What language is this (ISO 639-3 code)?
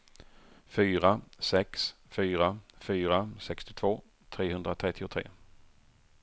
swe